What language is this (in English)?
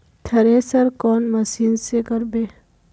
Magahi